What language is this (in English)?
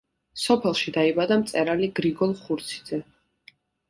Georgian